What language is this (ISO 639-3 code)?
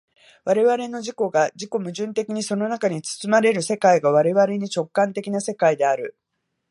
jpn